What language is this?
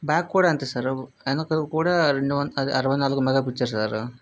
Telugu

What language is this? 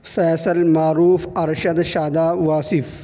Urdu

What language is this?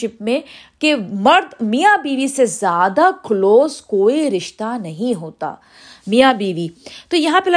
Urdu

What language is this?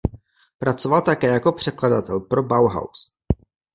Czech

